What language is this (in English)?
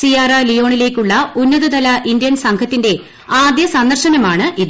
Malayalam